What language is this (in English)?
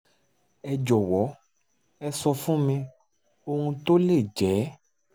Yoruba